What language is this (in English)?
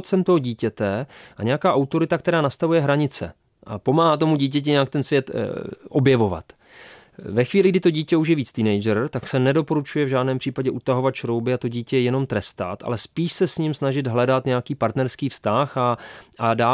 Czech